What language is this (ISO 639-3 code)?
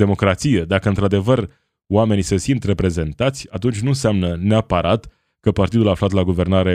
ron